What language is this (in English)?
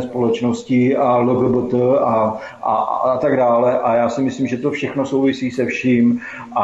Czech